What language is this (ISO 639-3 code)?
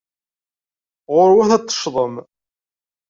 kab